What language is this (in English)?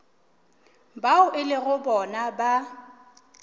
Northern Sotho